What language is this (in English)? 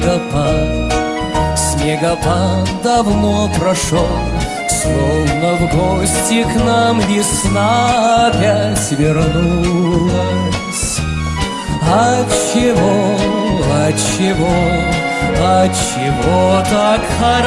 Russian